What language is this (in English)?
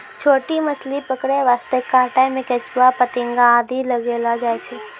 Maithili